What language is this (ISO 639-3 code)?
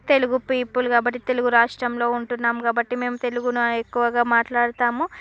tel